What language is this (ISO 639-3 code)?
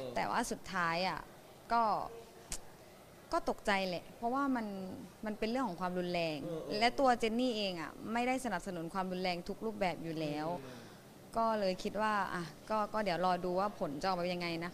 tha